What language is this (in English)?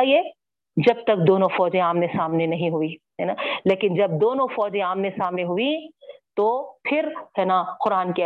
Urdu